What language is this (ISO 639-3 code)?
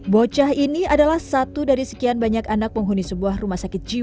ind